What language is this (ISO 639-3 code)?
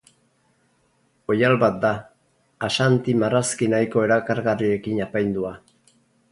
eus